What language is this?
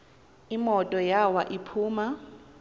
Xhosa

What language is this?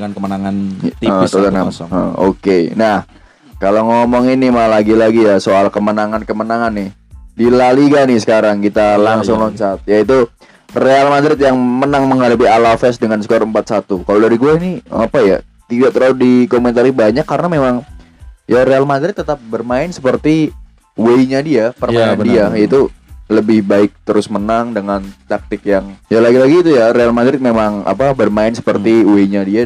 Indonesian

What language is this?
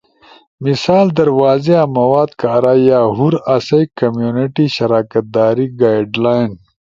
Ushojo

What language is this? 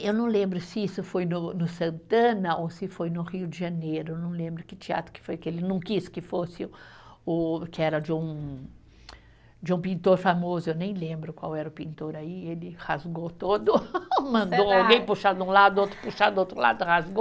Portuguese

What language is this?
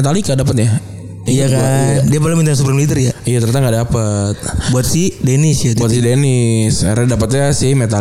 Indonesian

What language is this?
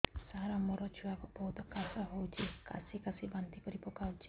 Odia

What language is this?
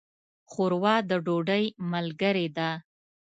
Pashto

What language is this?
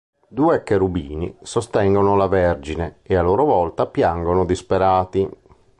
Italian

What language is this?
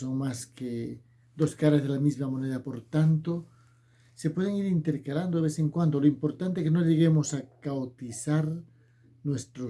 Spanish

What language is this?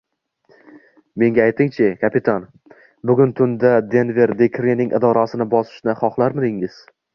Uzbek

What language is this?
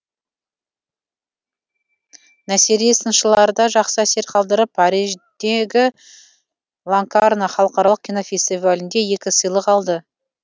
Kazakh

